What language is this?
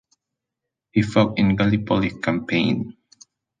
English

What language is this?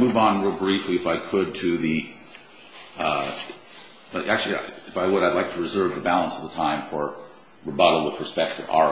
English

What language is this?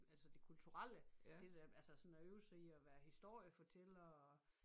Danish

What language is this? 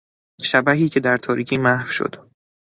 Persian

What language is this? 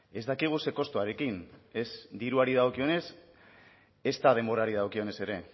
Basque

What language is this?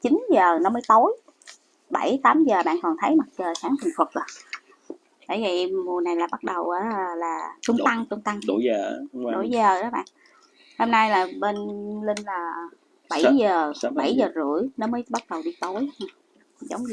Vietnamese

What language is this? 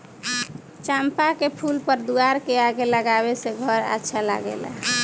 Bhojpuri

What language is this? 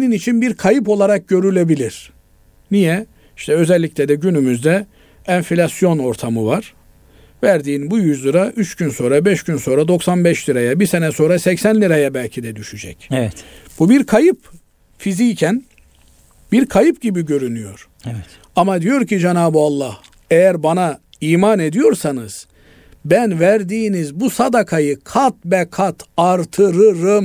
Turkish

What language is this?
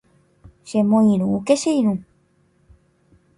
Guarani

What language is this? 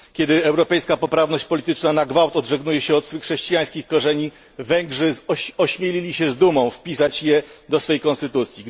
Polish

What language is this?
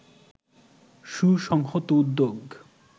Bangla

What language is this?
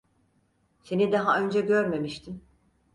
Turkish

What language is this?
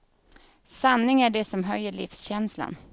Swedish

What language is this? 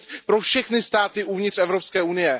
Czech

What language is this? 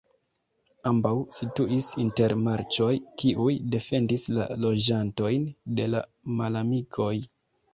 Esperanto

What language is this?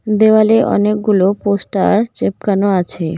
Bangla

